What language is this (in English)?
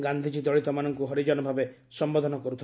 Odia